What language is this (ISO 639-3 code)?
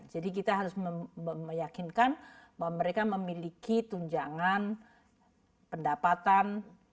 ind